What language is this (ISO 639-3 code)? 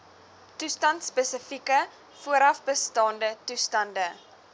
afr